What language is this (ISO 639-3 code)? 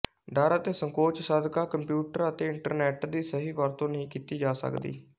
pan